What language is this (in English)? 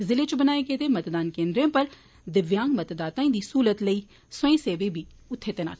Dogri